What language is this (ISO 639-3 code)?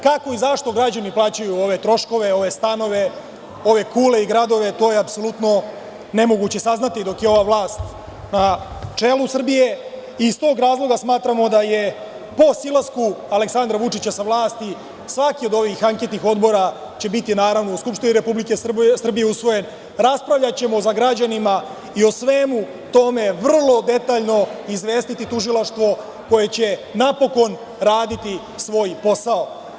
srp